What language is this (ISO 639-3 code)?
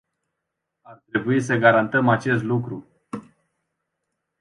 ron